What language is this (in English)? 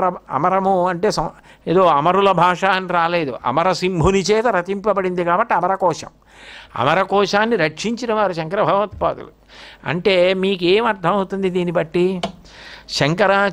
Telugu